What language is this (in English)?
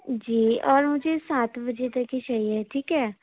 Urdu